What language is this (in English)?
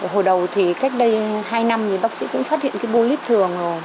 Vietnamese